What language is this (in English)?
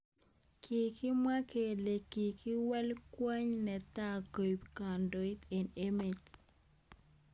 Kalenjin